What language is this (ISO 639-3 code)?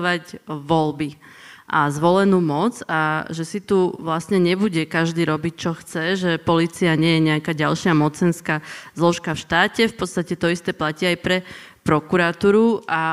slk